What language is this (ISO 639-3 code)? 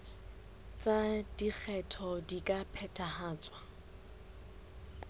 sot